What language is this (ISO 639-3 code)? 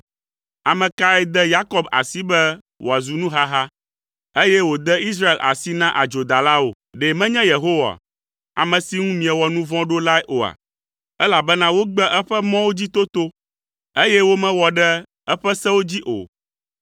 ewe